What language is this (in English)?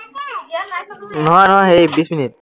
Assamese